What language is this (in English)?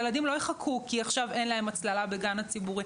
Hebrew